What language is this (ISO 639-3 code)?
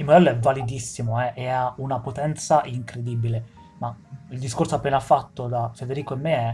ita